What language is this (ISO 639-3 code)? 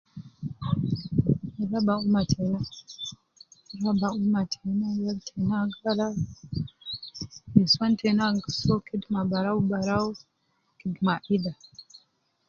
kcn